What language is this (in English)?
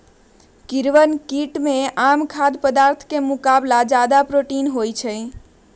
Magahi